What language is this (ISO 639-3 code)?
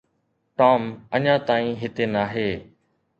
snd